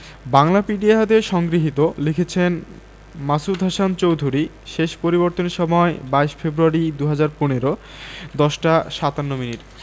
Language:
Bangla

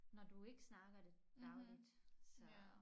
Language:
Danish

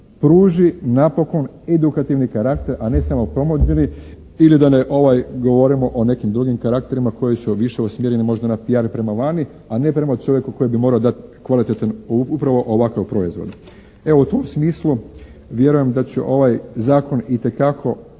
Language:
Croatian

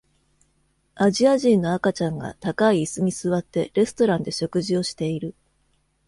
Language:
Japanese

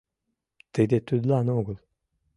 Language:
Mari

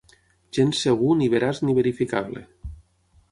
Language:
Catalan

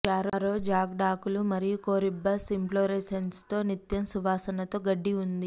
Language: Telugu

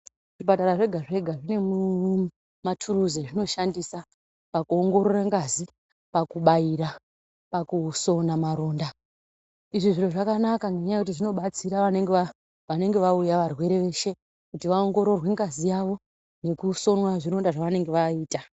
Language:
Ndau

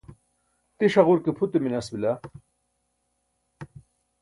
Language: Burushaski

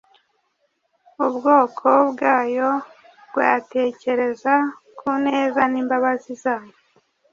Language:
Kinyarwanda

